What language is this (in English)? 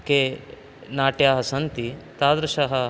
Sanskrit